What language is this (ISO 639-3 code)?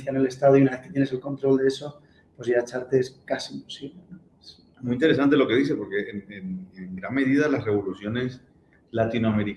spa